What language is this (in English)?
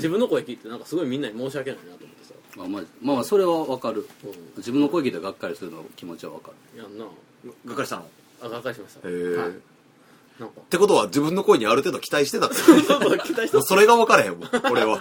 Japanese